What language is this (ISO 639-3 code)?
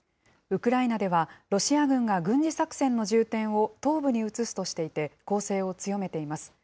jpn